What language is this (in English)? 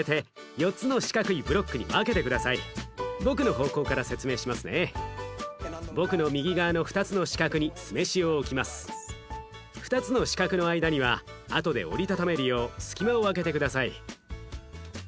Japanese